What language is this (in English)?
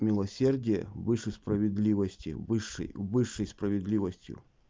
Russian